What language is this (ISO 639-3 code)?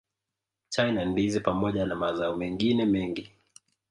swa